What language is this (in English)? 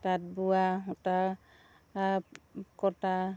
Assamese